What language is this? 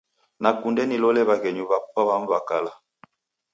Taita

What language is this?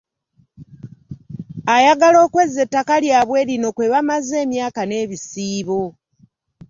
Ganda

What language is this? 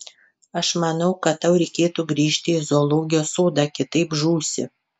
Lithuanian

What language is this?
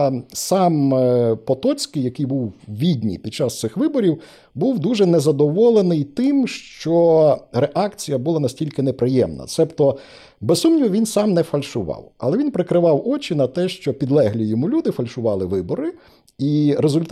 Ukrainian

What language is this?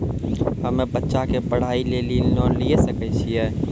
Maithili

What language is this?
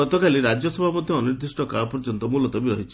Odia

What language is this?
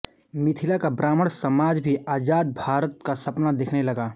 Hindi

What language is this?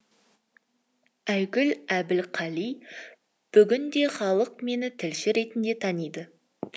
Kazakh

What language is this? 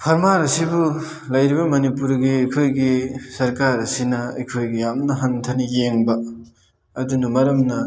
Manipuri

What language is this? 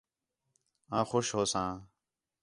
Khetrani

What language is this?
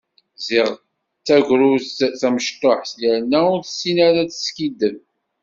Kabyle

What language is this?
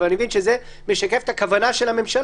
Hebrew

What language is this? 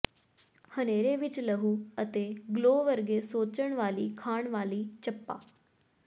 Punjabi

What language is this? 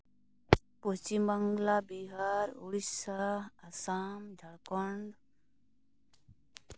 Santali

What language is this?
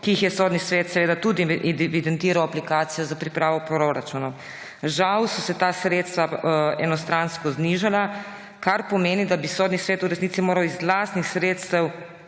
Slovenian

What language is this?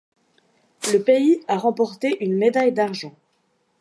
French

